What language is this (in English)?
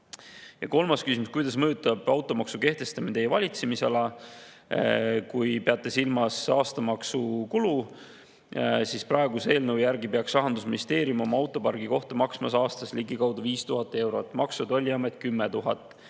Estonian